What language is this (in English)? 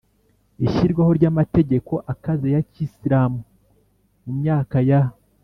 Kinyarwanda